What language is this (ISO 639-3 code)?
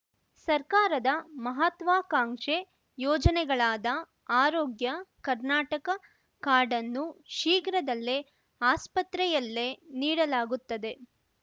kan